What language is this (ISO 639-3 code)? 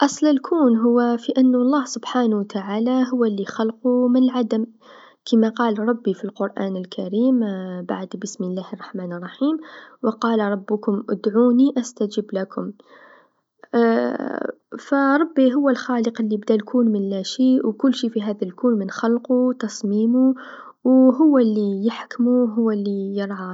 aeb